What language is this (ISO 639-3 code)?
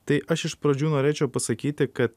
lit